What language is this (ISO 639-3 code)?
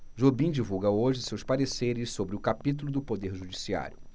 por